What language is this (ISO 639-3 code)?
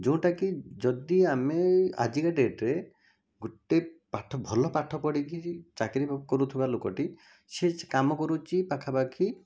ori